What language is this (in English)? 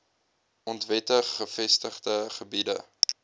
Afrikaans